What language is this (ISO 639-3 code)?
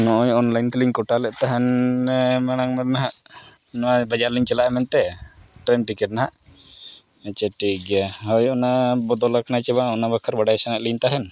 sat